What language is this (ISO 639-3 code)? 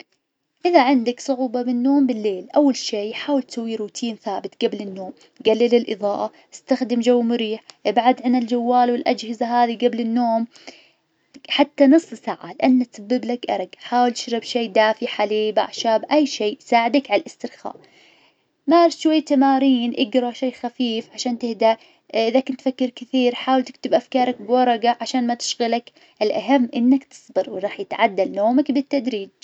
ars